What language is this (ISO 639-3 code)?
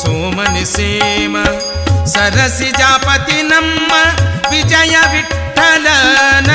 kan